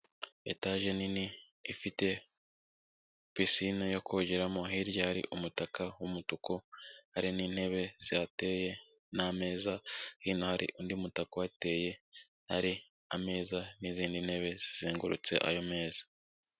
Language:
Kinyarwanda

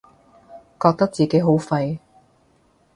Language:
Cantonese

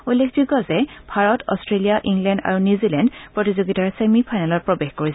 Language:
Assamese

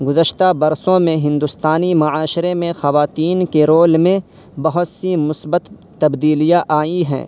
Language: Urdu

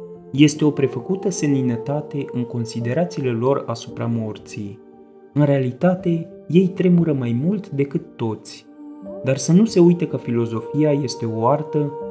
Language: Romanian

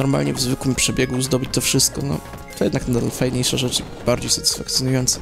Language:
Polish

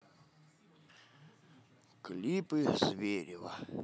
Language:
Russian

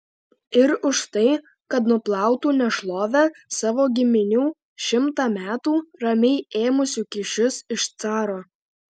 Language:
Lithuanian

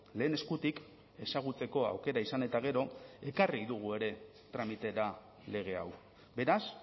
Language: Basque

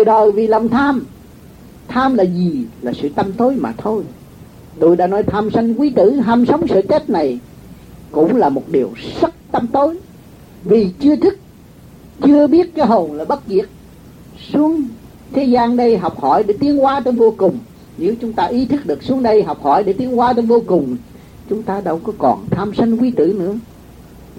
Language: Vietnamese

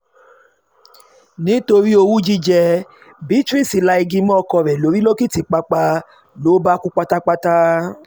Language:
Yoruba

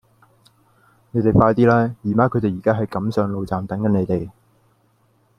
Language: Cantonese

